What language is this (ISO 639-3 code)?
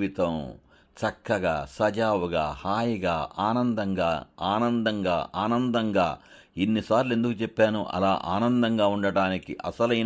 tel